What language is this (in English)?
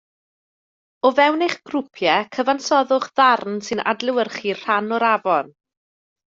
Welsh